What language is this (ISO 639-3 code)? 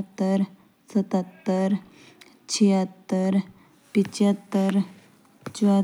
jns